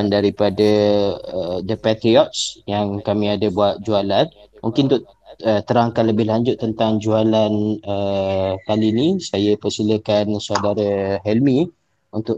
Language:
Malay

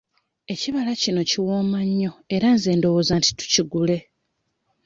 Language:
Ganda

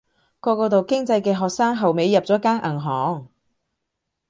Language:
Cantonese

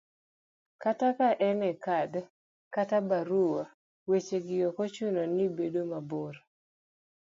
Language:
Luo (Kenya and Tanzania)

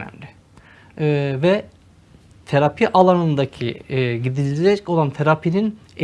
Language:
Turkish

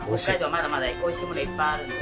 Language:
Japanese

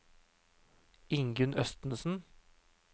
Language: Norwegian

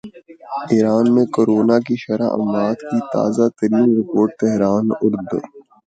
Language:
Urdu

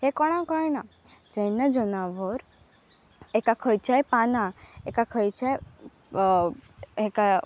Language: Konkani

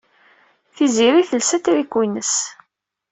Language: Kabyle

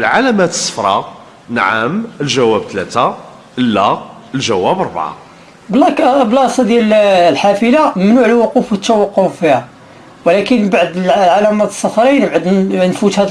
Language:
Arabic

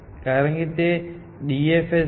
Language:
Gujarati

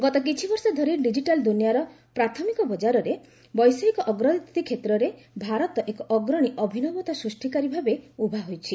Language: Odia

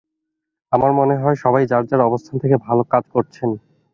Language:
Bangla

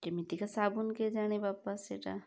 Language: Odia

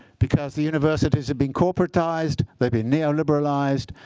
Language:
English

